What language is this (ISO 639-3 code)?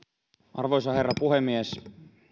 fin